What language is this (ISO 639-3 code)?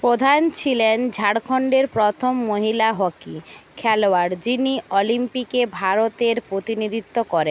ben